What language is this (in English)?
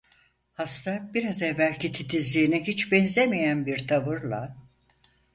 Turkish